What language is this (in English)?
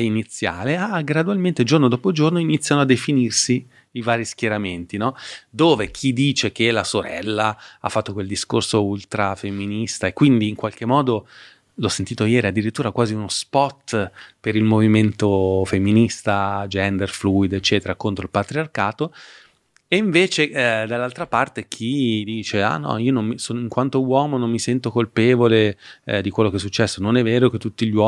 Italian